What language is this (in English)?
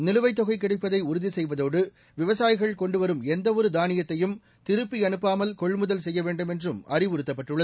Tamil